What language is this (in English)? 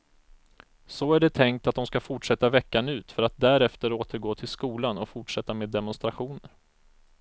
Swedish